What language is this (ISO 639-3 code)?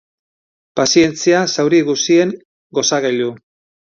eus